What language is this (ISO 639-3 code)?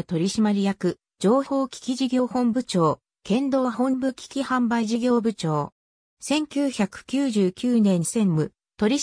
jpn